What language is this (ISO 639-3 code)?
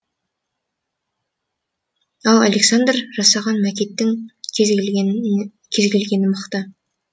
kaz